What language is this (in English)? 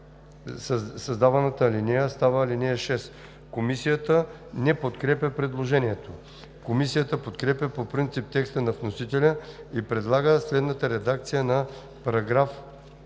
Bulgarian